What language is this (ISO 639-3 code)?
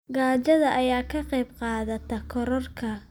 som